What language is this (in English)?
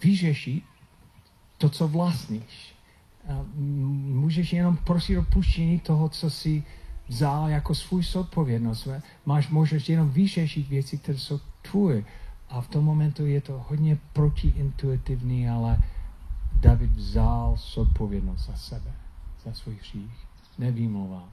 Czech